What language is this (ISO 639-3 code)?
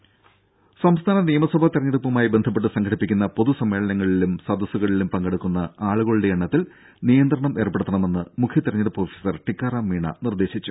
mal